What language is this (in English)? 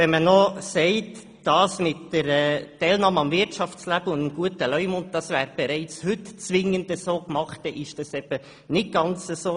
Swiss German